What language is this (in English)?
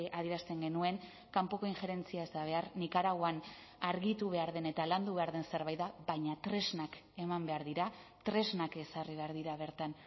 Basque